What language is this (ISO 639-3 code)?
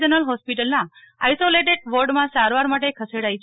guj